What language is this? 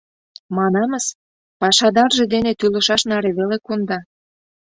Mari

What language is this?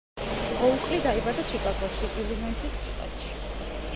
Georgian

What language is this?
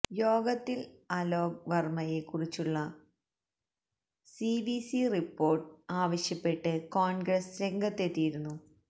Malayalam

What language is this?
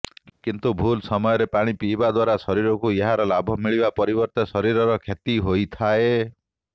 Odia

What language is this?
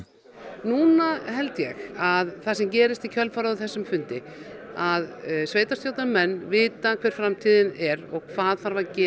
Icelandic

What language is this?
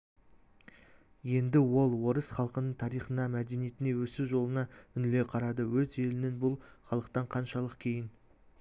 Kazakh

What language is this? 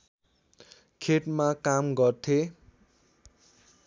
Nepali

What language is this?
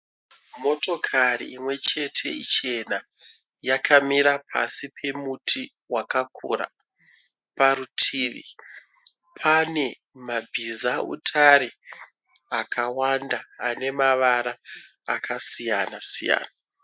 Shona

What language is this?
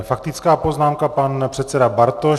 Czech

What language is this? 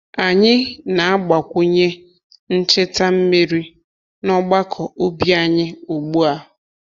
Igbo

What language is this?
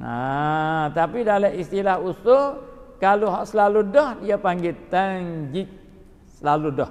Malay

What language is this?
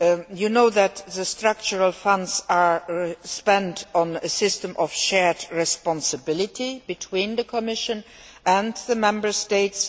English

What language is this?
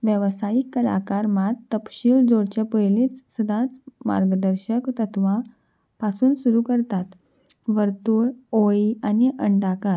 Konkani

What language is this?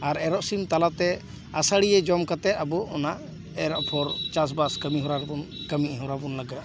Santali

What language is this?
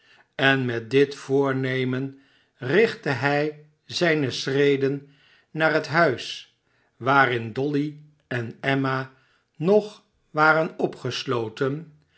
Dutch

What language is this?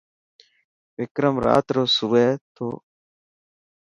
Dhatki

